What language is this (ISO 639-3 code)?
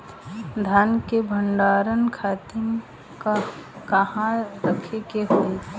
bho